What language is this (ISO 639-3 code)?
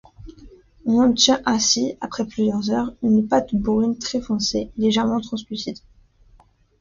fra